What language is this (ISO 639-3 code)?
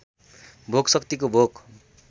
nep